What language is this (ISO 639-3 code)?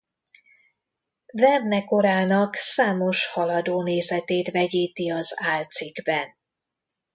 hun